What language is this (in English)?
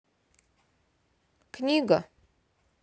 Russian